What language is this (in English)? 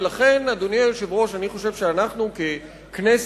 Hebrew